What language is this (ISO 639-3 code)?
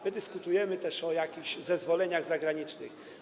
pol